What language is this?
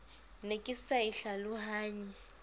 Southern Sotho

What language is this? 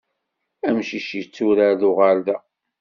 Kabyle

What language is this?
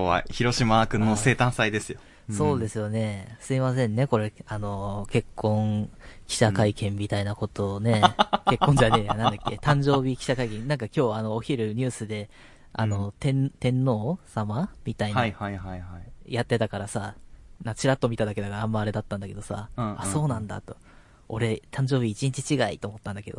Japanese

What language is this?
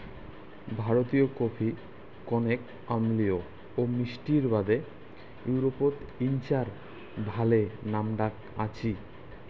Bangla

